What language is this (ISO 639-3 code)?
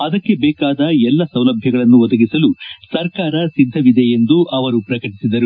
kan